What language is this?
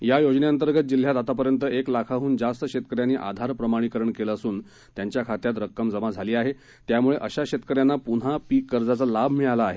Marathi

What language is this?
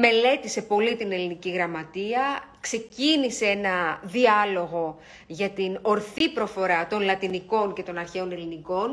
Greek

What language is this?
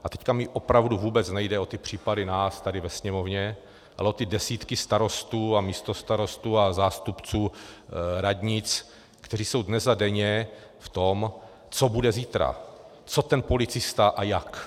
Czech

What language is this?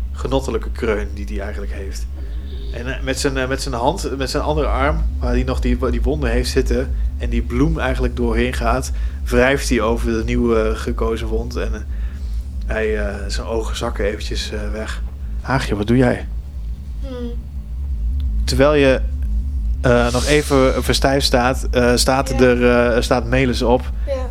Dutch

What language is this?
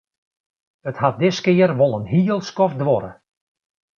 Western Frisian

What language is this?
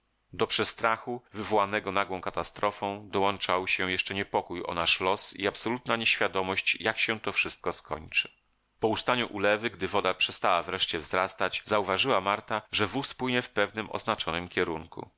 Polish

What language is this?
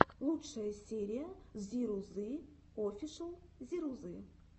Russian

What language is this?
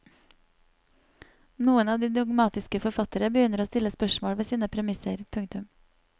Norwegian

